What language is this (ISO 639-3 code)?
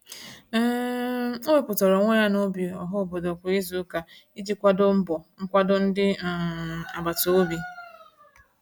ibo